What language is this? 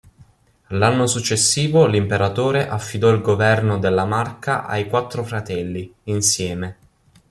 Italian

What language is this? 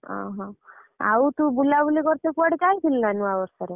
Odia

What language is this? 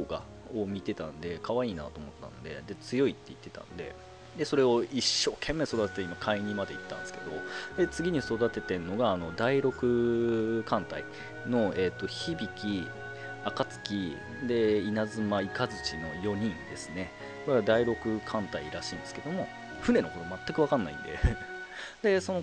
Japanese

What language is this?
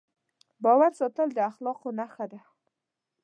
Pashto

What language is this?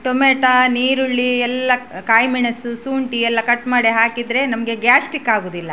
Kannada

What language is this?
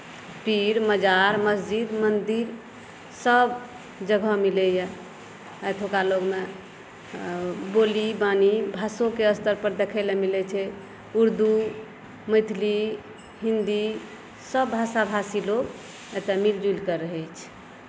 Maithili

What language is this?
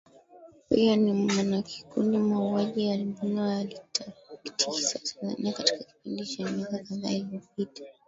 Swahili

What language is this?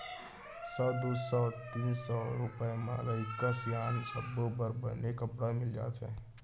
Chhattisgarhi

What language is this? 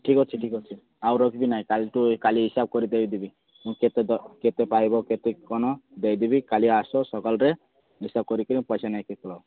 Odia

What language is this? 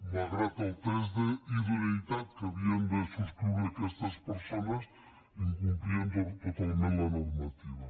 Catalan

